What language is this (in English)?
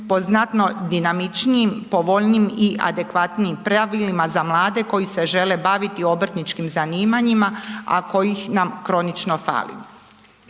Croatian